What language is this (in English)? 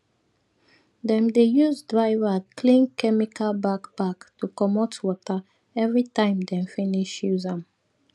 Nigerian Pidgin